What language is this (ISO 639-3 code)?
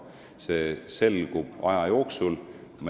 est